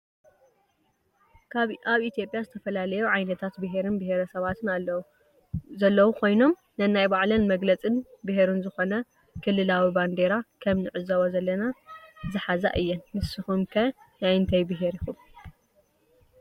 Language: Tigrinya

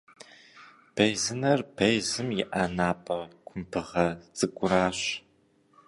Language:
Kabardian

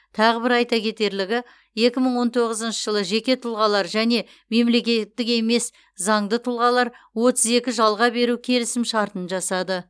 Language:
Kazakh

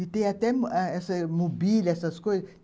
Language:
Portuguese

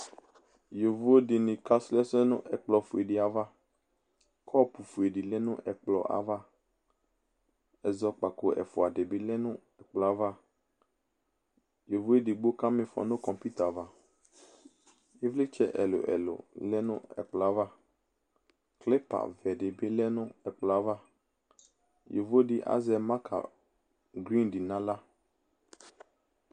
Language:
Ikposo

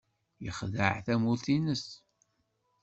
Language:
Kabyle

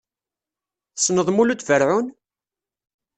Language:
Kabyle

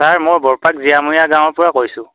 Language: Assamese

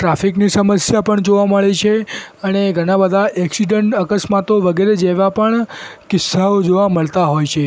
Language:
Gujarati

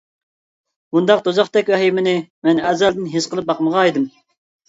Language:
Uyghur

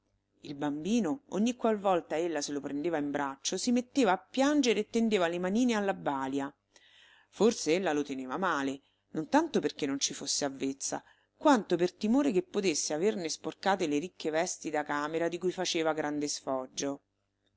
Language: Italian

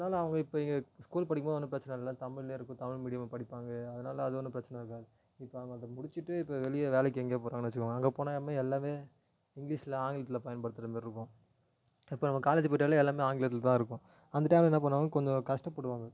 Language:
Tamil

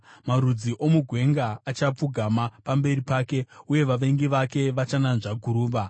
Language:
Shona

